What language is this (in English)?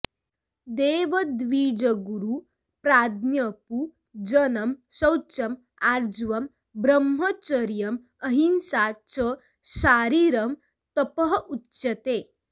Sanskrit